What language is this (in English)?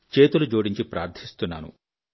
Telugu